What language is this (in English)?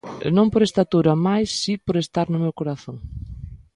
Galician